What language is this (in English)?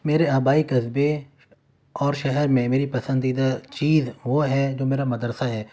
Urdu